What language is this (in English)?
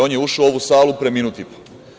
Serbian